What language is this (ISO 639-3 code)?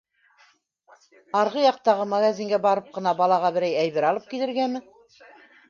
bak